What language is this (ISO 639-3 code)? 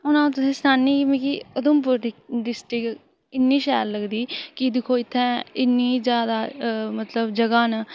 doi